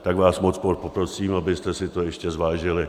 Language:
Czech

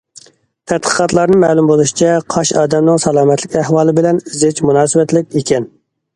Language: Uyghur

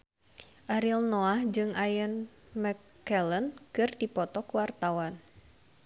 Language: Sundanese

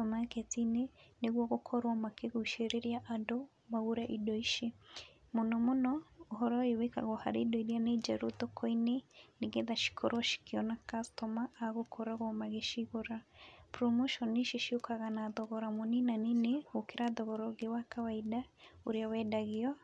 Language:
Kikuyu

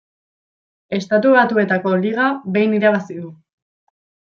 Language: Basque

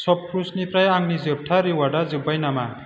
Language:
Bodo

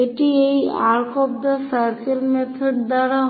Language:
Bangla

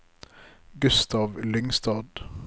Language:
Norwegian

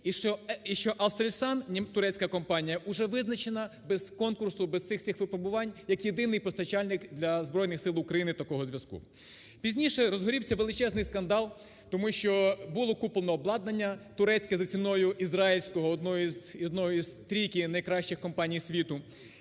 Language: Ukrainian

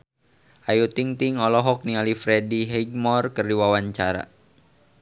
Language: Sundanese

